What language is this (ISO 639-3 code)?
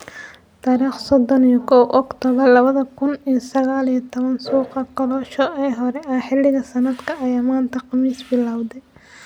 som